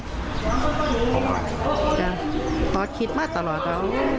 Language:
Thai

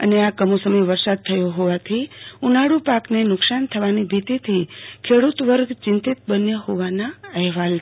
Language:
Gujarati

